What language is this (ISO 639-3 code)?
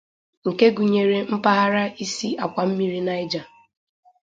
ibo